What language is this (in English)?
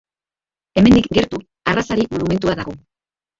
Basque